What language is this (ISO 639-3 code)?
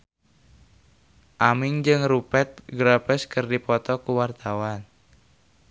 sun